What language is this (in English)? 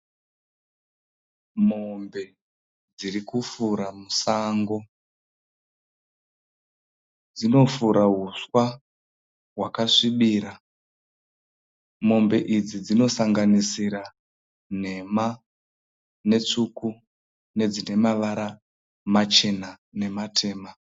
Shona